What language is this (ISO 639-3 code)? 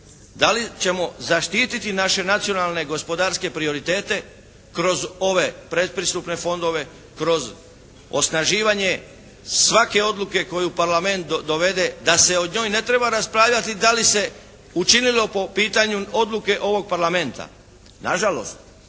hrv